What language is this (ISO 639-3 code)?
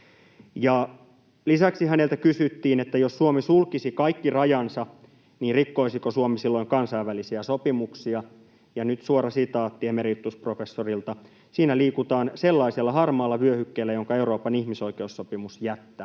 fin